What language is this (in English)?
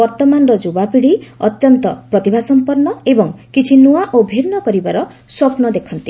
Odia